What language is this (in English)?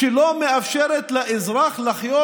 Hebrew